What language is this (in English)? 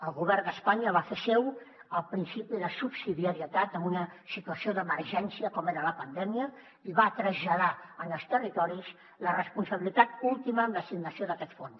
Catalan